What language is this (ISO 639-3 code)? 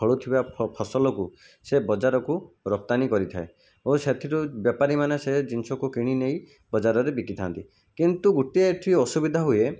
ori